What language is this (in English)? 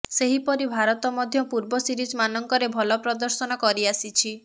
Odia